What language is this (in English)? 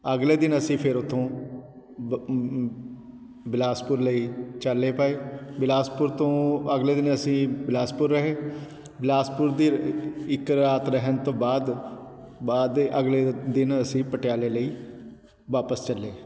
Punjabi